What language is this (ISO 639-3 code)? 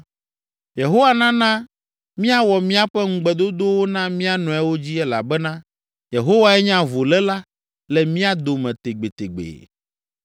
ewe